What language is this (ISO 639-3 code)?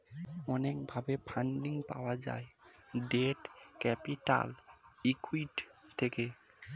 ben